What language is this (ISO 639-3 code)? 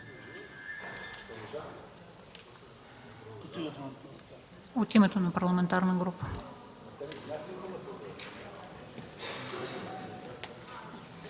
bul